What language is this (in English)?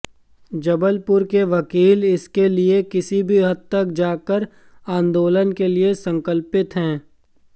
Hindi